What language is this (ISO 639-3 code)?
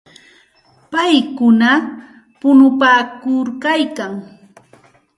qxt